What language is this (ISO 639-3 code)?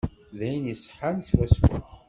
kab